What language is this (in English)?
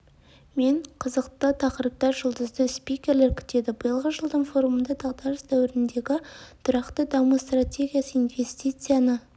Kazakh